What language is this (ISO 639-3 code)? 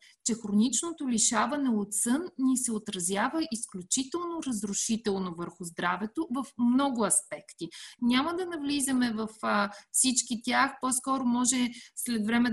bul